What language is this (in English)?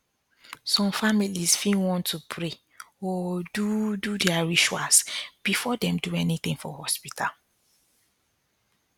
Nigerian Pidgin